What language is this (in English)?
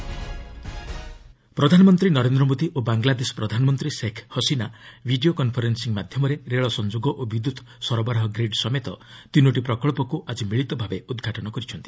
Odia